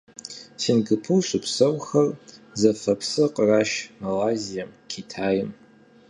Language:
Kabardian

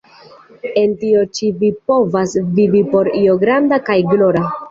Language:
Esperanto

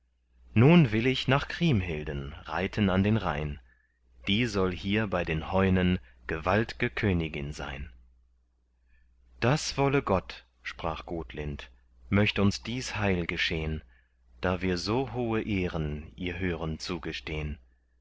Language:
German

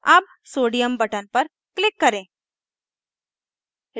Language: Hindi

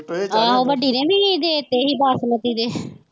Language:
Punjabi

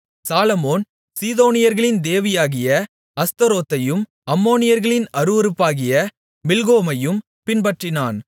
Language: Tamil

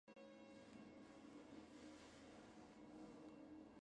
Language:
Chinese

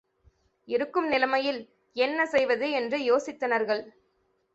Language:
Tamil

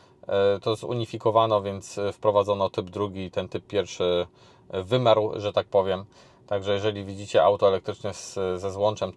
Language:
Polish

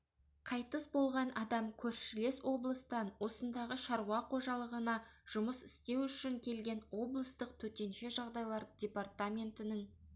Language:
Kazakh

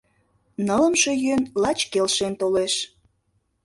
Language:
Mari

